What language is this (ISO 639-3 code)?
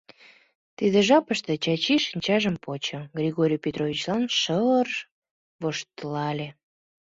chm